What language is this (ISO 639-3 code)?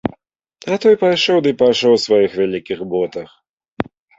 bel